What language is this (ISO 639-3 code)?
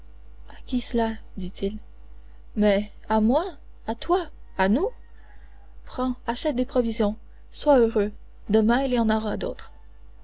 fra